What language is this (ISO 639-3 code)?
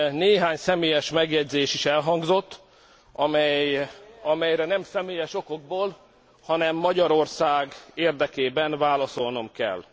hun